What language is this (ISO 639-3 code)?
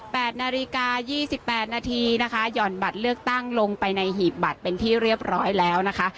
tha